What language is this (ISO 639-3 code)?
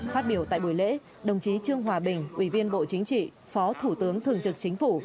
vie